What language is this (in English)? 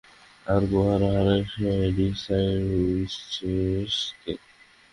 Bangla